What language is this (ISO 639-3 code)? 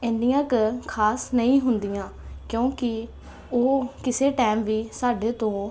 pan